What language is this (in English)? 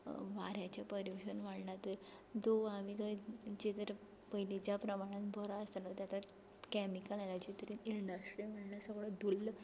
Konkani